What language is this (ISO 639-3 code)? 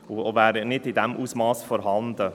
gsw